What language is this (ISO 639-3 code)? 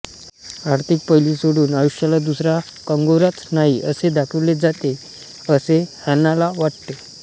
mar